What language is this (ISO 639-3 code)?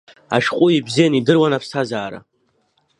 abk